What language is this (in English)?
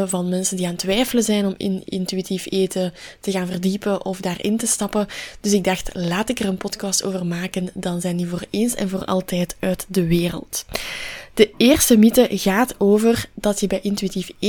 Dutch